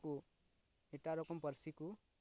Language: Santali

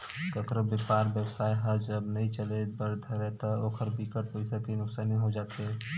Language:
Chhattisgarhi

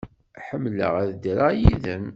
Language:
Kabyle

